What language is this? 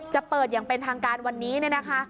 Thai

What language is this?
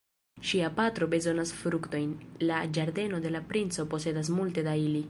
Esperanto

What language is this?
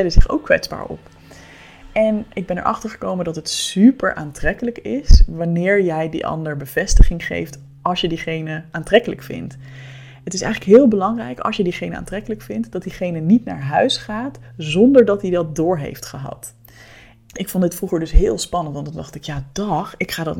Dutch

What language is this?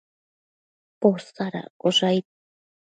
Matsés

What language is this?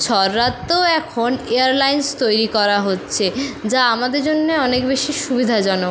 Bangla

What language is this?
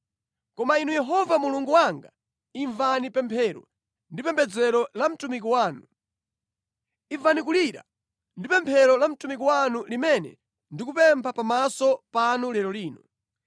Nyanja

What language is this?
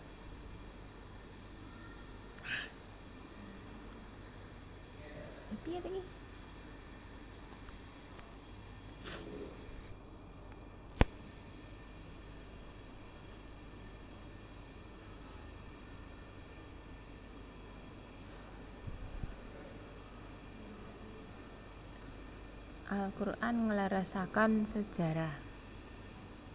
Javanese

